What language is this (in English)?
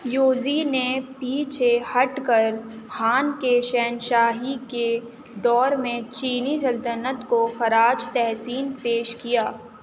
Urdu